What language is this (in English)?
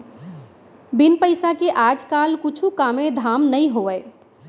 Chhattisgarhi